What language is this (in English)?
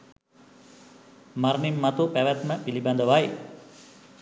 Sinhala